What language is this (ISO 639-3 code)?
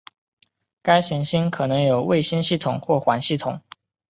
zho